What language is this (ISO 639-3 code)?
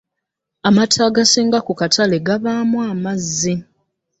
lug